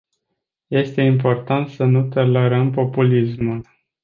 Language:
Romanian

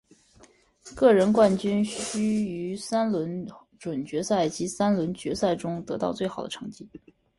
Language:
Chinese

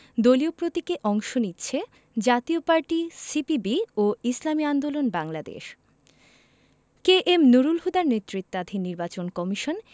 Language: Bangla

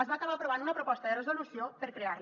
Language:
Catalan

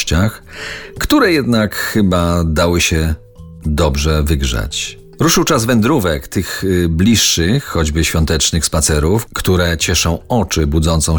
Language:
Polish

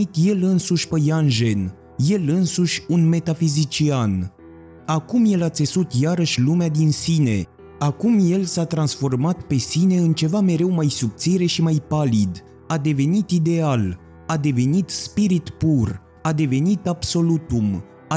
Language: Romanian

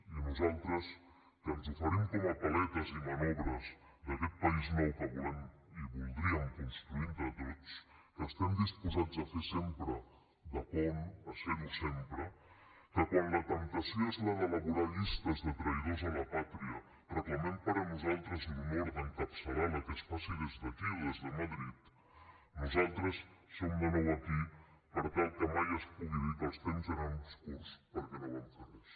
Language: Catalan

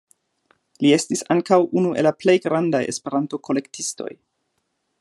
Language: Esperanto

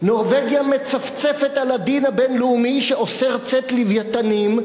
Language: Hebrew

